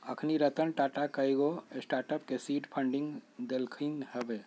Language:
Magahi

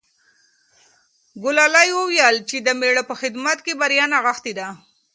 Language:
Pashto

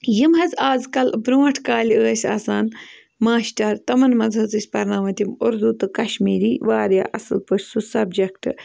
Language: Kashmiri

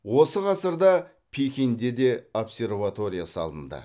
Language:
Kazakh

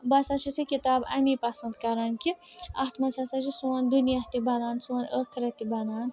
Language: Kashmiri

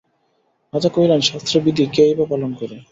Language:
Bangla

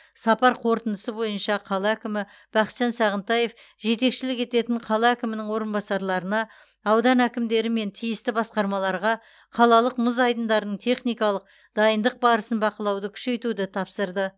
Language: Kazakh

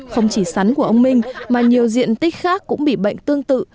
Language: Vietnamese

